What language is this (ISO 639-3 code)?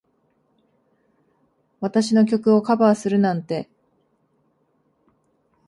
jpn